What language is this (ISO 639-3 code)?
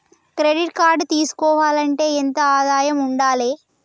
tel